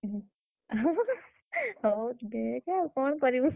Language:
Odia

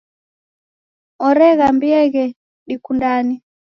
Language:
Taita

